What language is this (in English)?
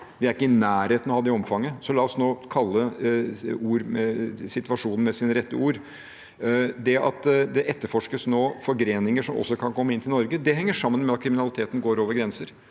Norwegian